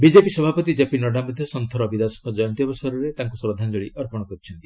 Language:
Odia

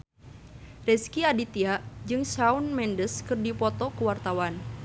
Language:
Sundanese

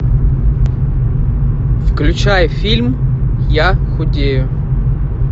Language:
Russian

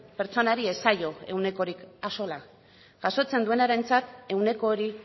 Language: Basque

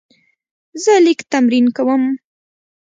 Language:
Pashto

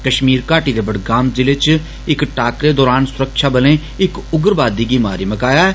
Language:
Dogri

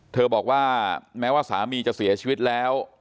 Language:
Thai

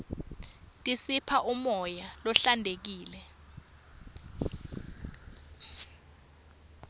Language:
Swati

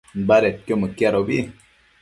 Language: Matsés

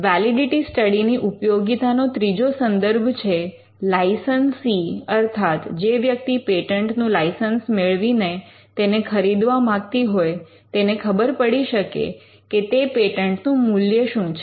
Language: Gujarati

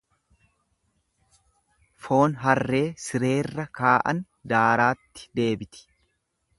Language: Oromo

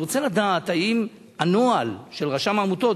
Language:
Hebrew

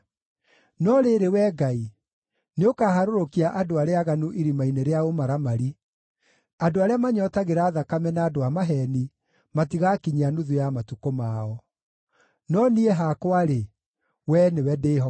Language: Kikuyu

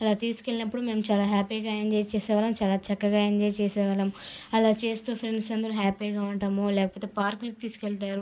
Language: Telugu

